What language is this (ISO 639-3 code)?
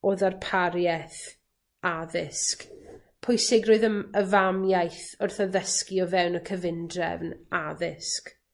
cym